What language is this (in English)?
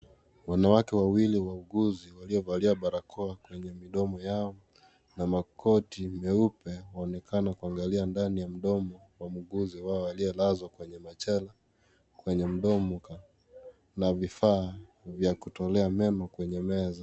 Swahili